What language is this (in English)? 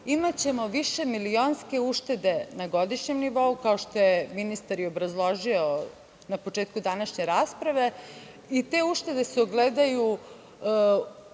Serbian